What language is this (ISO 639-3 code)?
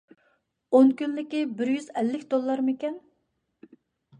uig